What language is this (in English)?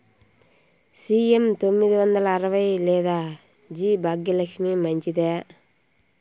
Telugu